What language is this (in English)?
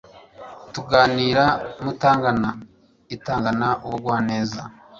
Kinyarwanda